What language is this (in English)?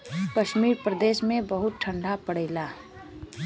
Bhojpuri